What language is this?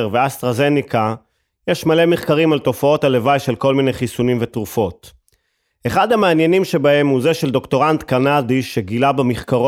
Hebrew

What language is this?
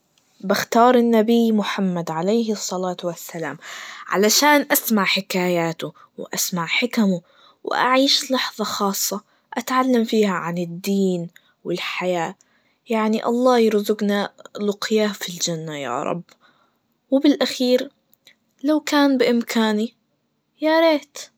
Najdi Arabic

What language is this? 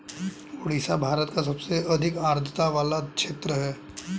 Hindi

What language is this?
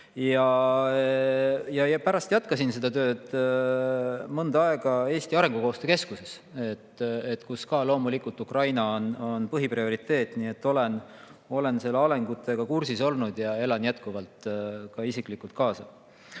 Estonian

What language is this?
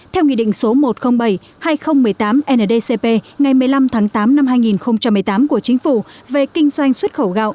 Vietnamese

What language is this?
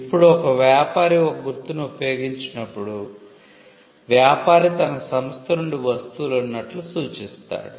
Telugu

